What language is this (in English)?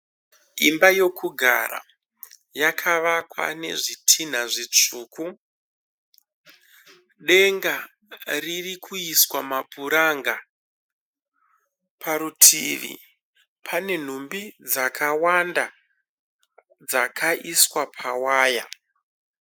Shona